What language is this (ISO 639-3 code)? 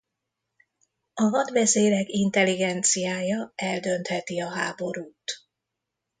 hun